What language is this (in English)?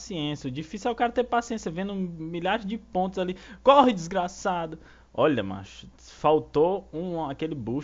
Portuguese